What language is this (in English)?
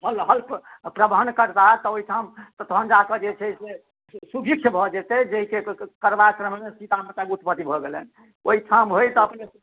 Maithili